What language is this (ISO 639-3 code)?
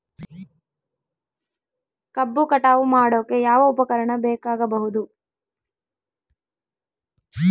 kan